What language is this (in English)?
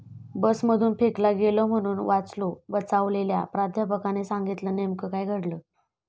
Marathi